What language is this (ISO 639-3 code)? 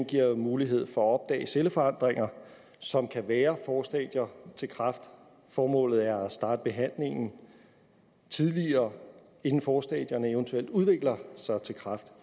dan